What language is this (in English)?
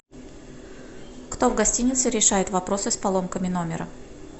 Russian